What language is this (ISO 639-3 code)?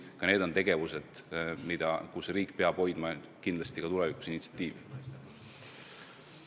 est